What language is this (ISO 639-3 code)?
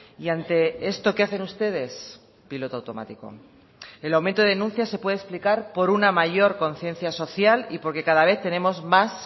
spa